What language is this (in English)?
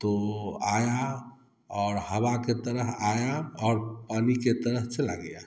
Hindi